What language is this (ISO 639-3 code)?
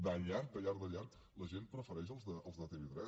cat